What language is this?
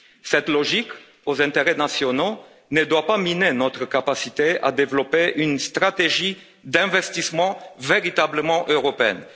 French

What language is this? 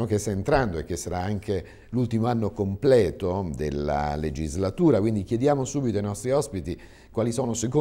Italian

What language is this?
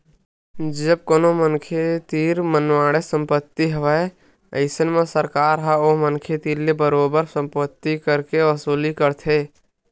Chhattisgarhi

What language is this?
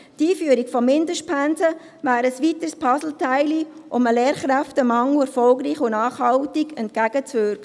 Swiss German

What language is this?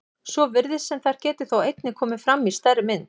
Icelandic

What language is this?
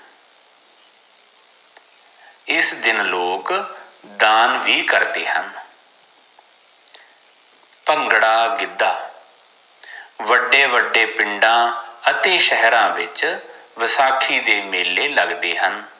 Punjabi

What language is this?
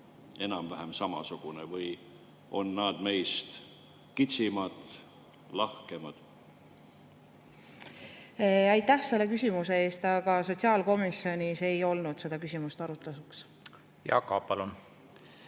Estonian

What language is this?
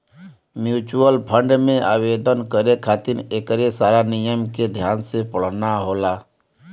Bhojpuri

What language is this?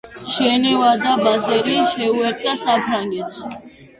Georgian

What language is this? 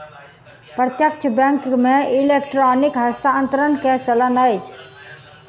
Maithili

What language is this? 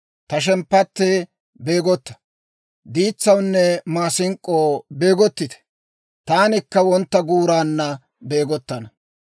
Dawro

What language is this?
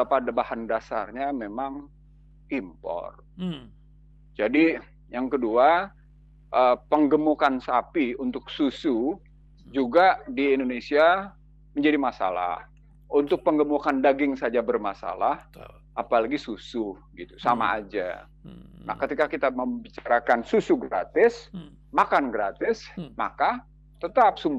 Indonesian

